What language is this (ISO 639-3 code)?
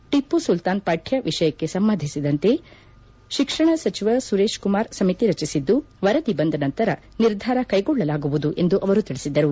kan